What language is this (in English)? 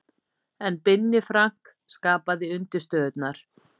Icelandic